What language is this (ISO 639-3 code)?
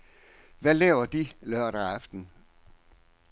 dan